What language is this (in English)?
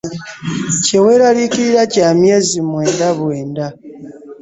Ganda